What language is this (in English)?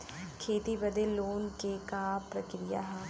Bhojpuri